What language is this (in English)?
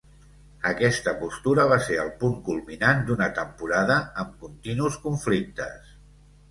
Catalan